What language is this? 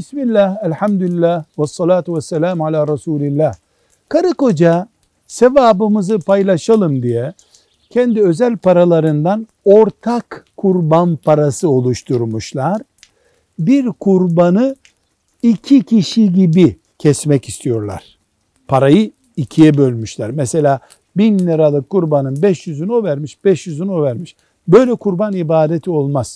Turkish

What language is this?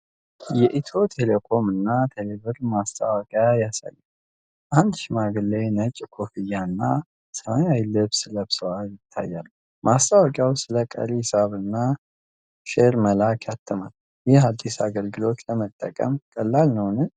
Amharic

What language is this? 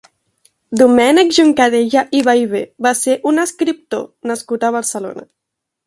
Catalan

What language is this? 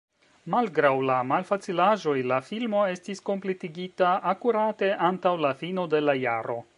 Esperanto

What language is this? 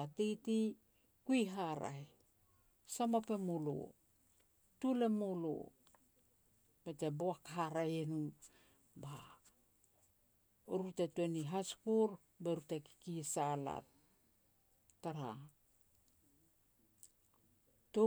Petats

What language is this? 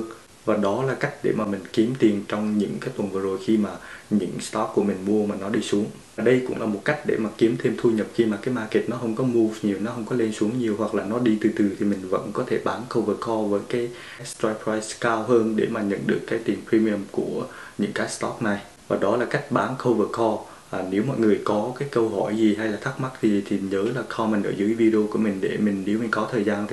Vietnamese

